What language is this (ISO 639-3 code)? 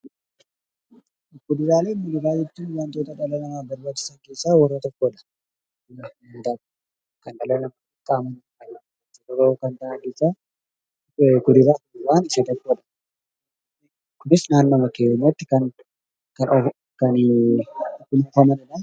orm